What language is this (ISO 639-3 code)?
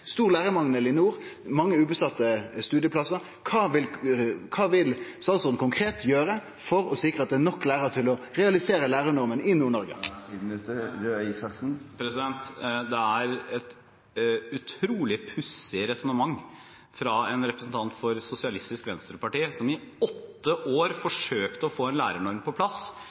nor